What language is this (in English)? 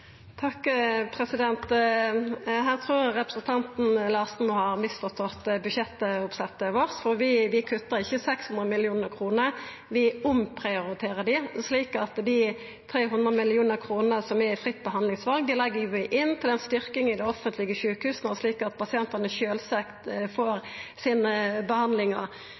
Norwegian Nynorsk